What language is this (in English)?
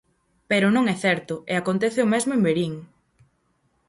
Galician